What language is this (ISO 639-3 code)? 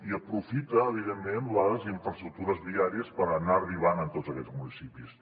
cat